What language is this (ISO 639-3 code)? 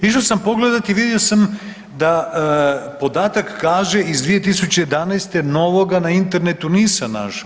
hrv